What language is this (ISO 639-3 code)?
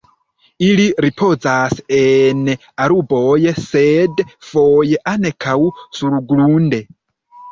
epo